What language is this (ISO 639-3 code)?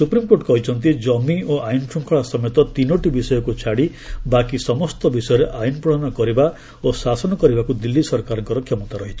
ori